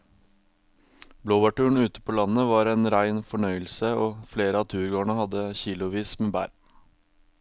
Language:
Norwegian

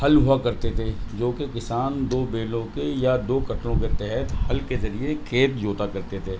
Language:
Urdu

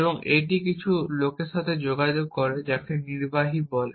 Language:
Bangla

